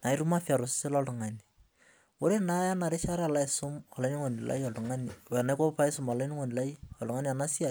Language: Masai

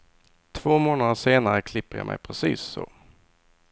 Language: Swedish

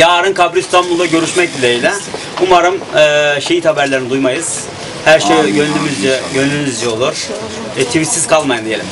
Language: Turkish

